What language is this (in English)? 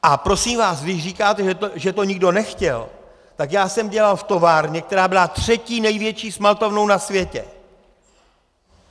Czech